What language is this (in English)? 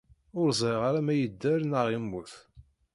Kabyle